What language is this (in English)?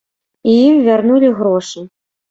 Belarusian